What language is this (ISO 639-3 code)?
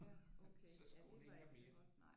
dan